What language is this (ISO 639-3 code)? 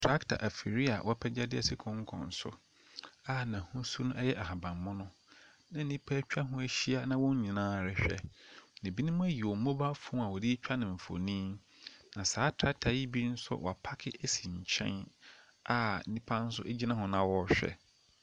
aka